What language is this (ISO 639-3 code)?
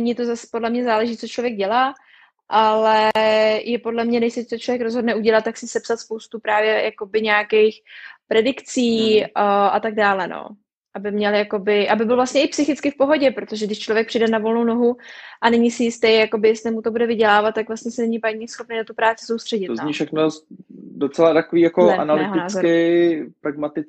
ces